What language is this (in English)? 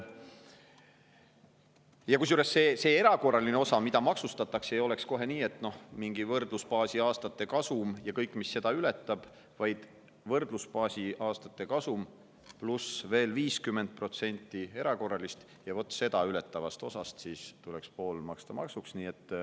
Estonian